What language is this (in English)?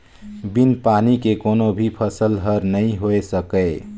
Chhattisgarhi